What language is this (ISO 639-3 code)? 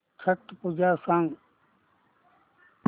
mar